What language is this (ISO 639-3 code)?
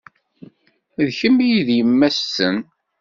kab